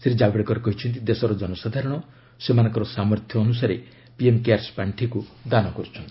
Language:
Odia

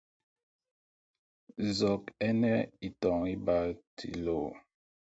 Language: Mpumpong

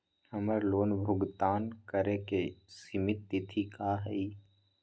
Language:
Magahi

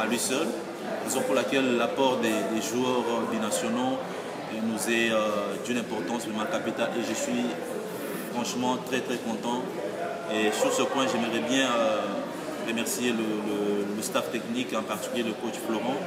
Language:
French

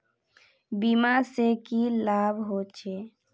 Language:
Magahi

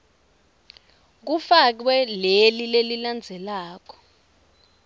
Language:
Swati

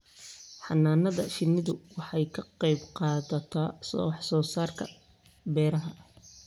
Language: Somali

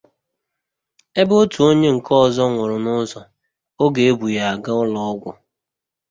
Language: Igbo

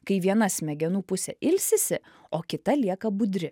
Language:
Lithuanian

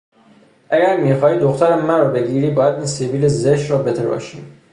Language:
Persian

